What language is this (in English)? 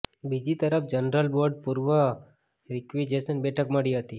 Gujarati